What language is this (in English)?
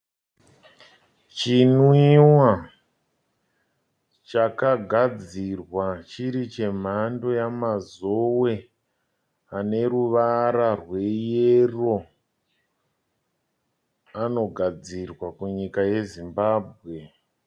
Shona